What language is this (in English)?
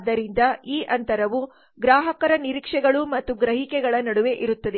Kannada